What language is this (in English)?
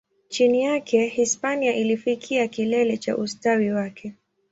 Swahili